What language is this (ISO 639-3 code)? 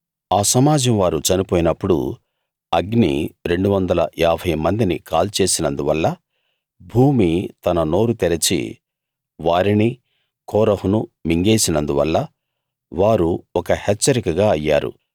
tel